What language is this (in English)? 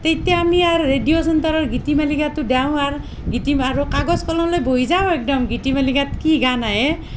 Assamese